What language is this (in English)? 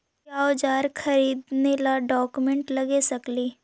Magahi